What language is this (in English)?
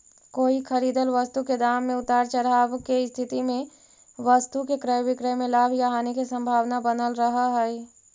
Magahi